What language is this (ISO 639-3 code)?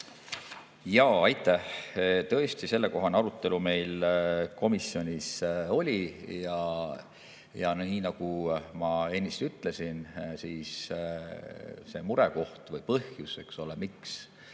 est